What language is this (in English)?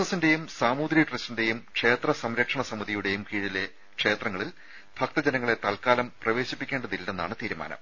Malayalam